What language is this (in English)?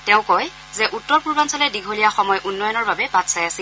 Assamese